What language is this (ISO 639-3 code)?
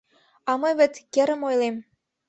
chm